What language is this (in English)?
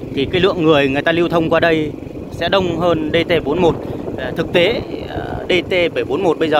Vietnamese